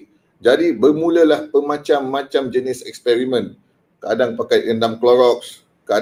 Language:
Malay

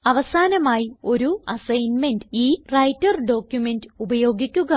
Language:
Malayalam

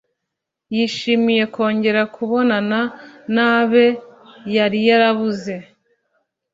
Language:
Kinyarwanda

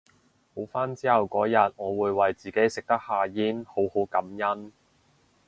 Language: Cantonese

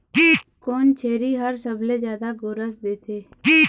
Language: Chhattisgarhi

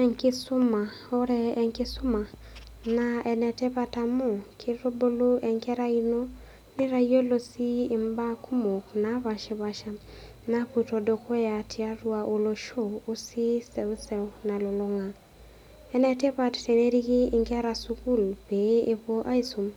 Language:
Masai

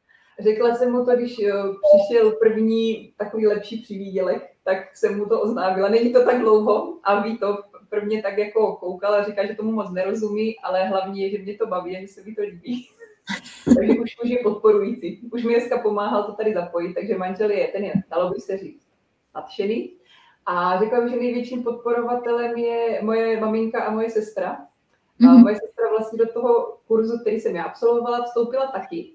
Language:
Czech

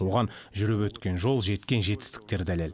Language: Kazakh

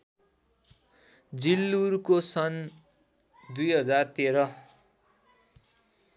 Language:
Nepali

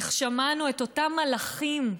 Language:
Hebrew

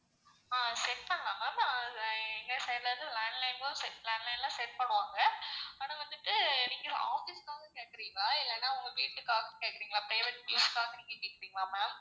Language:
Tamil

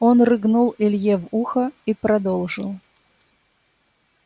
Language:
Russian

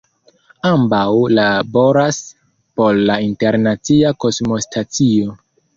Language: Esperanto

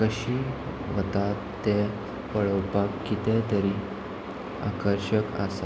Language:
Konkani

